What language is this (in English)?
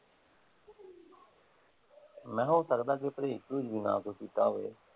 Punjabi